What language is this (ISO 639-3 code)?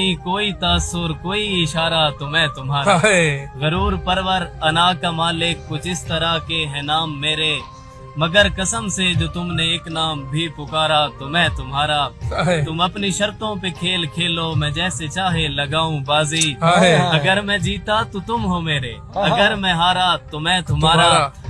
urd